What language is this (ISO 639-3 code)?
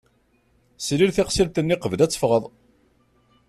kab